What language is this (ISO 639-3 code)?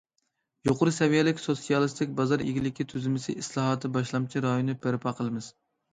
uig